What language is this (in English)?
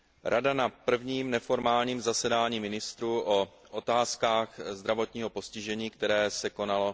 Czech